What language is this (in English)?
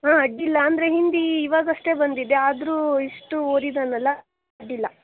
Kannada